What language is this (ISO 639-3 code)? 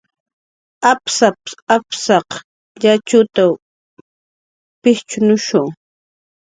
jqr